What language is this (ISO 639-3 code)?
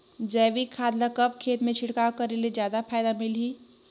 hne